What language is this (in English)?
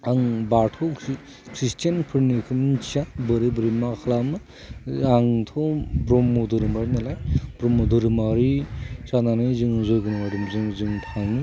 Bodo